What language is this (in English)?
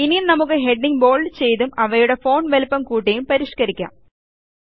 Malayalam